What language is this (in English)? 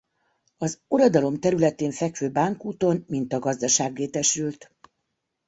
Hungarian